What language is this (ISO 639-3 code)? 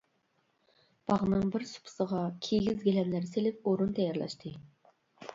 uig